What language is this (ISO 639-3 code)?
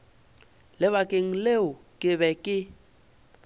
nso